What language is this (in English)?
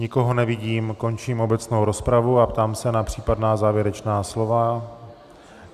Czech